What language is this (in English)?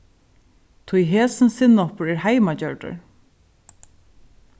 Faroese